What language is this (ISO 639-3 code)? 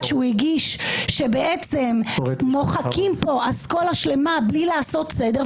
heb